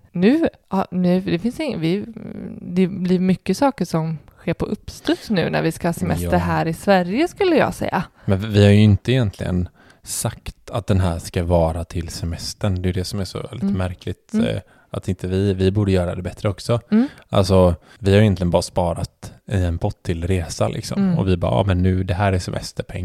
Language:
Swedish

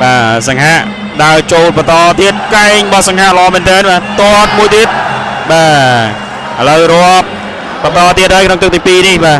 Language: Vietnamese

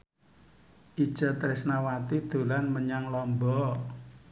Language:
Javanese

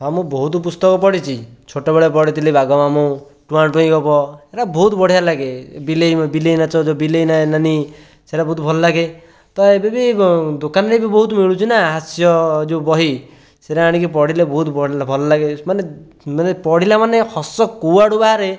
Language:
Odia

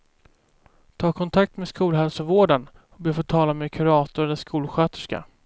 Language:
Swedish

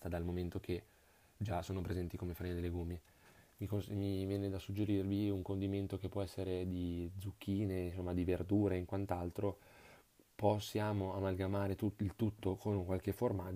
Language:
Italian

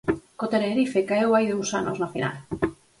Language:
Galician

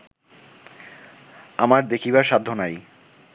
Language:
Bangla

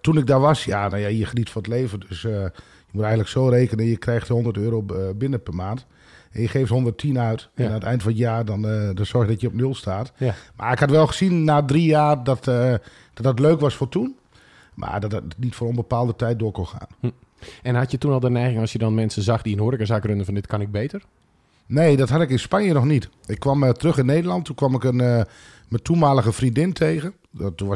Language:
Dutch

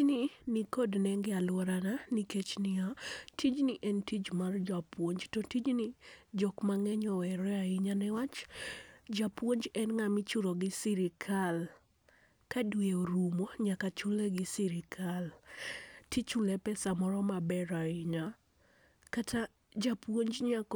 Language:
Luo (Kenya and Tanzania)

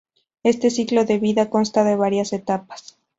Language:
Spanish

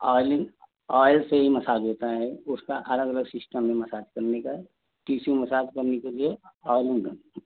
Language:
Hindi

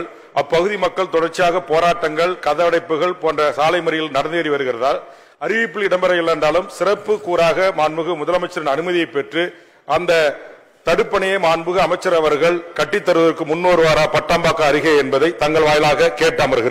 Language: Tamil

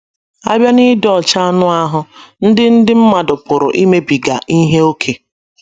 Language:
Igbo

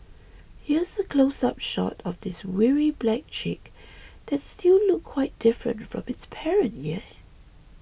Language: English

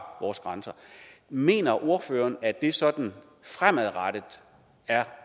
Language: Danish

